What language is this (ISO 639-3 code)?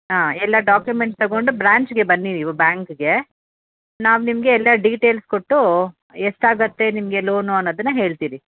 kan